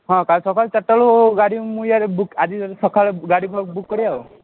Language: Odia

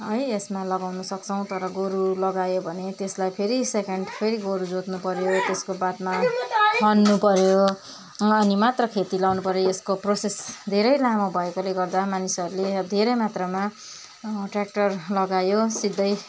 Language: Nepali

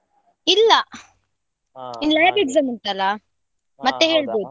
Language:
Kannada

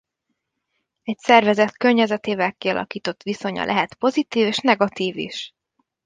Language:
Hungarian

